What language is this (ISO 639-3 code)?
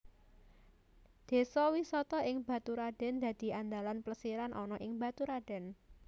jav